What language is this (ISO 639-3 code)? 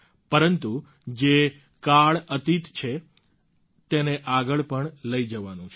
guj